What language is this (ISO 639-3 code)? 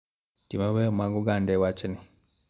luo